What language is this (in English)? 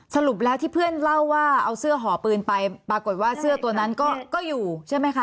Thai